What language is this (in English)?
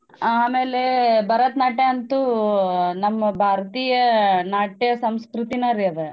Kannada